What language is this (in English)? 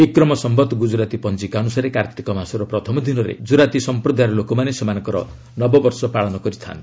Odia